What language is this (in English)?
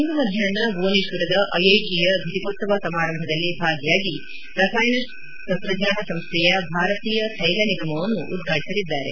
Kannada